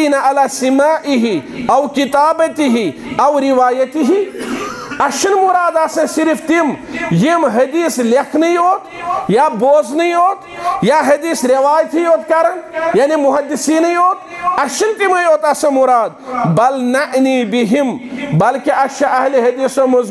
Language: Arabic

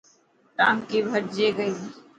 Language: Dhatki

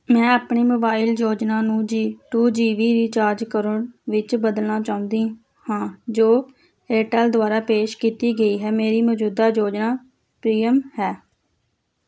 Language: Punjabi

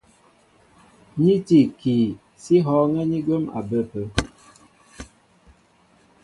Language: Mbo (Cameroon)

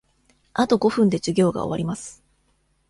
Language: Japanese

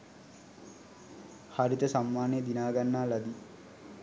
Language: Sinhala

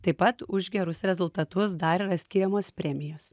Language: Lithuanian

